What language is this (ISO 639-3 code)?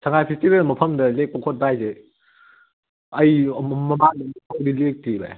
mni